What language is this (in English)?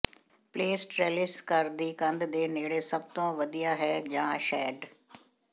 Punjabi